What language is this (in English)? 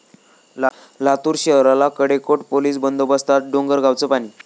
Marathi